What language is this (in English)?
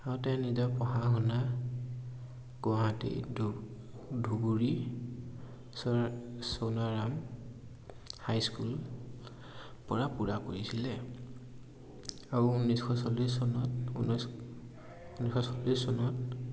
Assamese